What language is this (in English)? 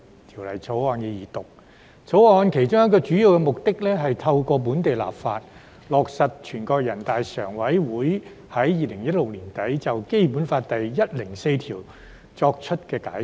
Cantonese